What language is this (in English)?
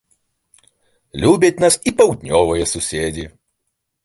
Belarusian